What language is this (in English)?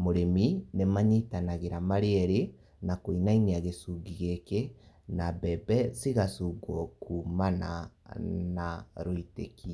Kikuyu